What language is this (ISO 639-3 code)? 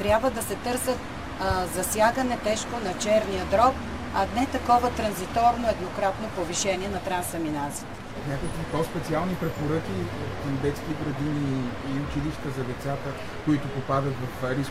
bul